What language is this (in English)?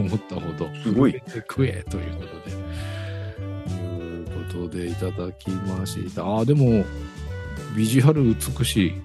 Japanese